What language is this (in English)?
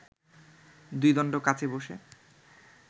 Bangla